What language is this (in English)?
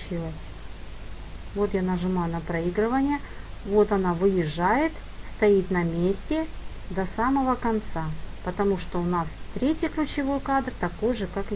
Russian